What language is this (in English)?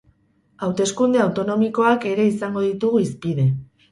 Basque